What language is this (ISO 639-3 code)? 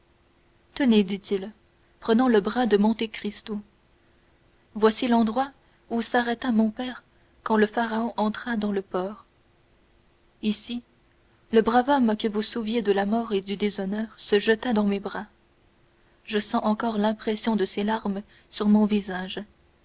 fra